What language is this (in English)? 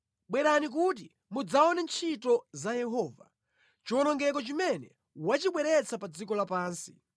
Nyanja